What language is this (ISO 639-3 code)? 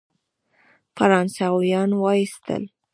pus